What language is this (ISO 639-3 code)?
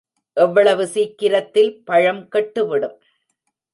tam